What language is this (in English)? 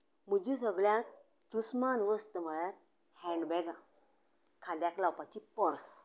Konkani